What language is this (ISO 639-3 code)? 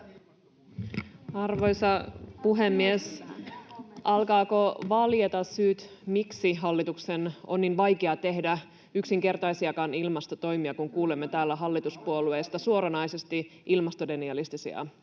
fin